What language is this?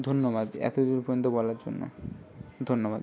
Bangla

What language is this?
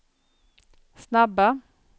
Swedish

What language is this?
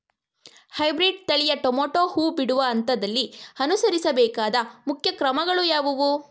Kannada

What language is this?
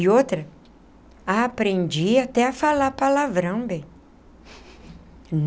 Portuguese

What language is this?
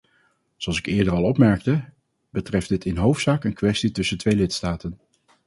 Dutch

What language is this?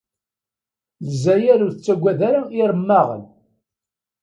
Kabyle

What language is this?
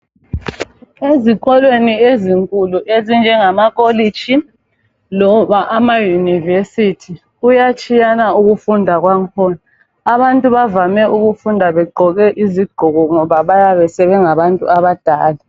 North Ndebele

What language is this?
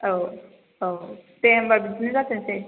Bodo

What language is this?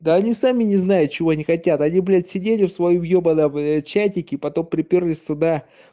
Russian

